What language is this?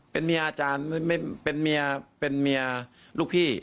Thai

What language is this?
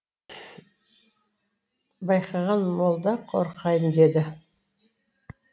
Kazakh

